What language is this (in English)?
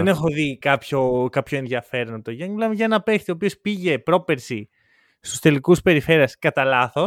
Greek